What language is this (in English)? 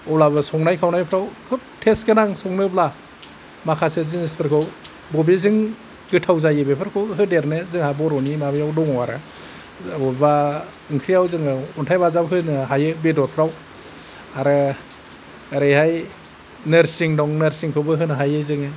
Bodo